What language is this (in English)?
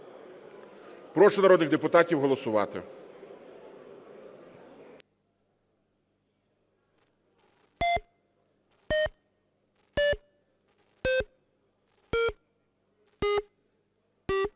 Ukrainian